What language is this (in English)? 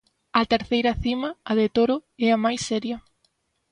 Galician